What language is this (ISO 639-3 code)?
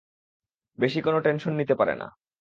ben